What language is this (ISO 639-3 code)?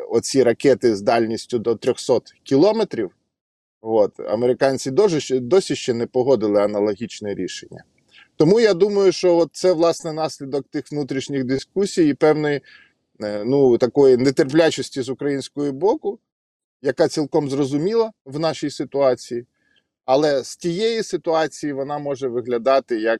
ukr